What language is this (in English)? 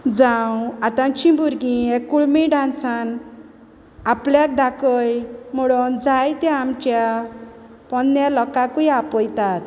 Konkani